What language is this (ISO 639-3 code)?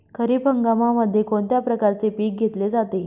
mar